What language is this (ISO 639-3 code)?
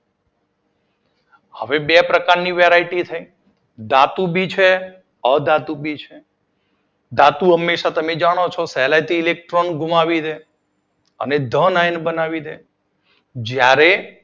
guj